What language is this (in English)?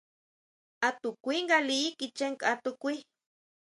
Huautla Mazatec